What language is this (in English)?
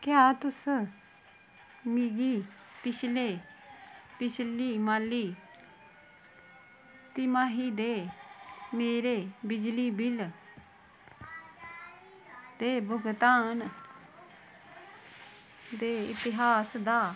Dogri